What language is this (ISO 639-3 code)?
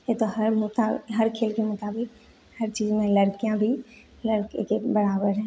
hin